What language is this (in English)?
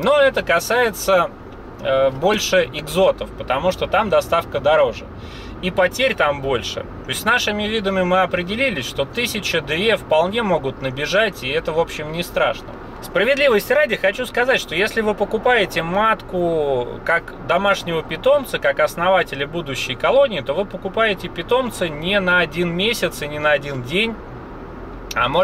Russian